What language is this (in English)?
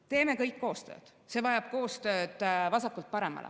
Estonian